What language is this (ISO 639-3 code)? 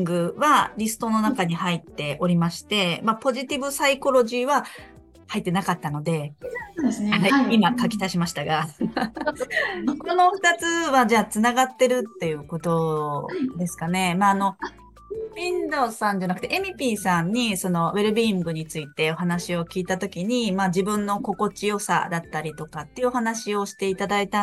jpn